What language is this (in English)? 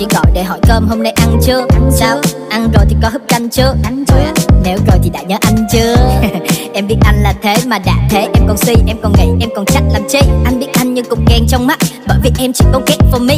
Vietnamese